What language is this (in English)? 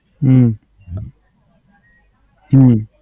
Gujarati